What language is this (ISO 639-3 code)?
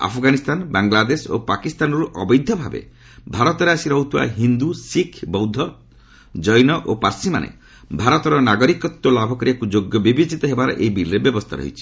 ori